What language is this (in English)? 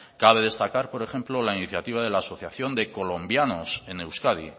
Spanish